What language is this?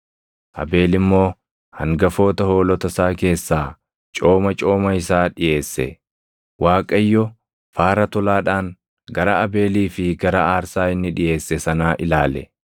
Oromo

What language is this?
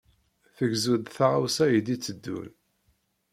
Kabyle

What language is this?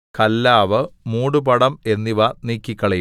Malayalam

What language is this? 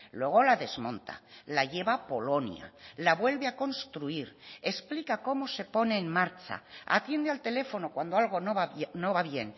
Spanish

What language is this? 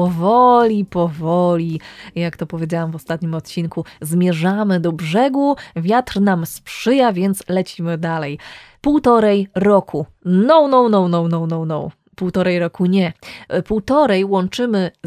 Polish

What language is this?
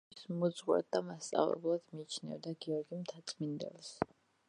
Georgian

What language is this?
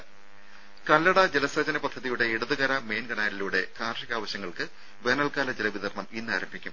Malayalam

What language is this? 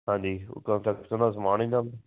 Punjabi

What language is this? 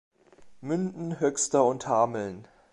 German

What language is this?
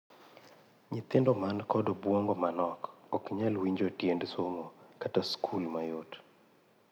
Luo (Kenya and Tanzania)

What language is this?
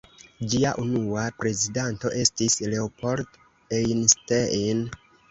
Esperanto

